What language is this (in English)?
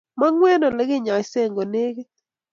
Kalenjin